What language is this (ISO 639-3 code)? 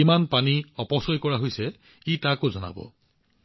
asm